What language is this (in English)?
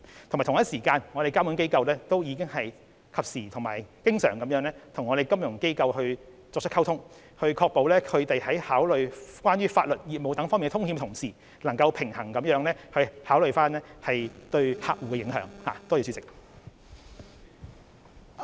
Cantonese